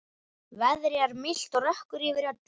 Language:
Icelandic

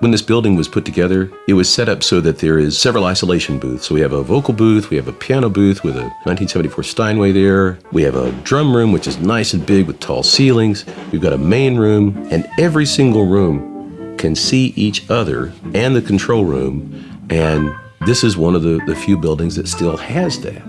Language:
English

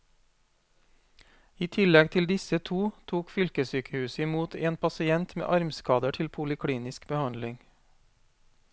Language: Norwegian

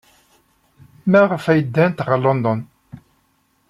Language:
Kabyle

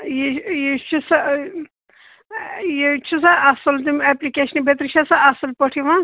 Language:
Kashmiri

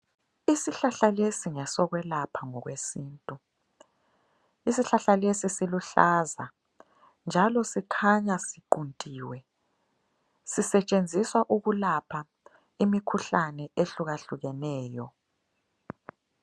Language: North Ndebele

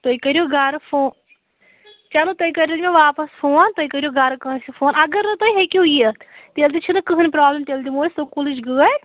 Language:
Kashmiri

